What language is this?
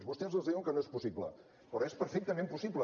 Catalan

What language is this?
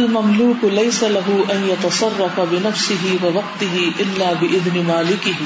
Urdu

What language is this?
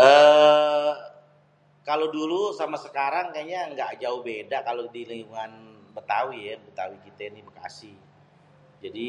Betawi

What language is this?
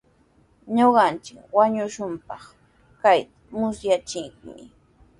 Sihuas Ancash Quechua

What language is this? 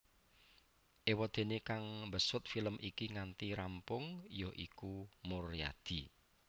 Javanese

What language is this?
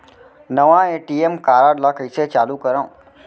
Chhattisgarhi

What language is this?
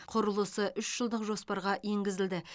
Kazakh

